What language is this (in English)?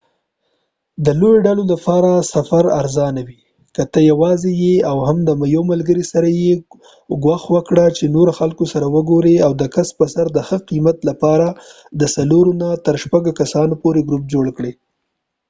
Pashto